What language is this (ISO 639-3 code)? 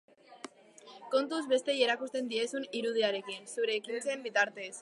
eus